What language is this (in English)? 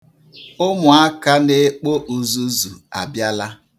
Igbo